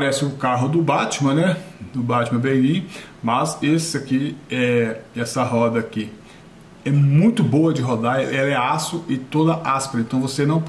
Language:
Portuguese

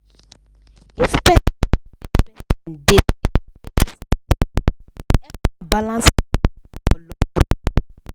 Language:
Nigerian Pidgin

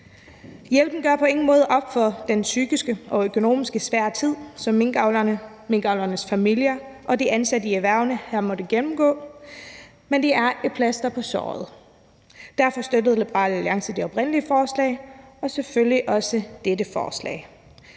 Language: Danish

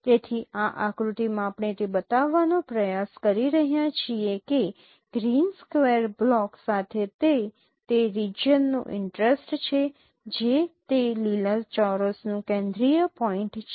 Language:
Gujarati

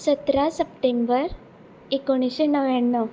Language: Konkani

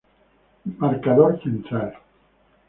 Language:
Spanish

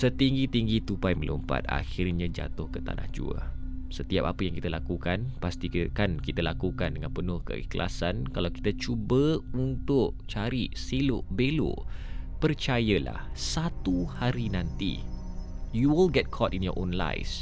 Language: Malay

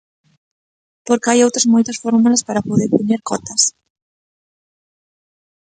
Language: Galician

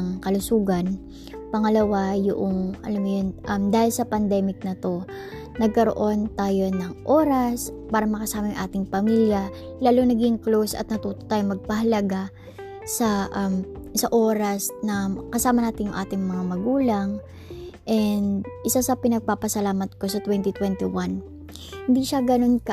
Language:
Filipino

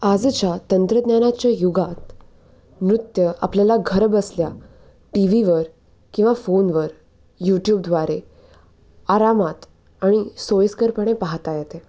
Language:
Marathi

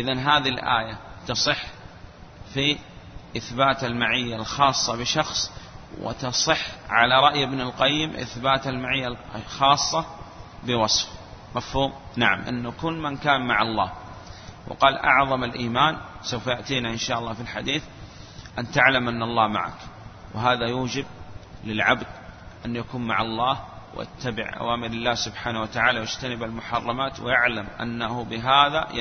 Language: Arabic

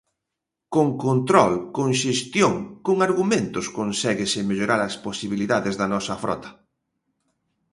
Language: Galician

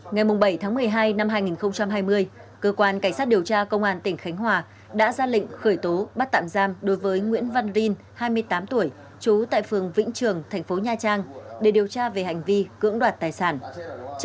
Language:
Vietnamese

